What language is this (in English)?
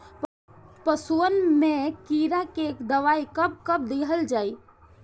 Bhojpuri